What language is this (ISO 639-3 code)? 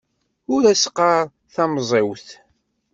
kab